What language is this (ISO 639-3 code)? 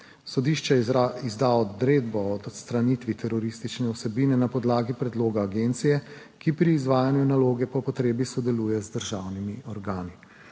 slv